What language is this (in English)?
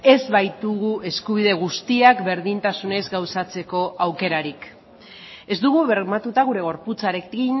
Basque